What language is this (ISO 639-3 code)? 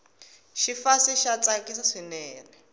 tso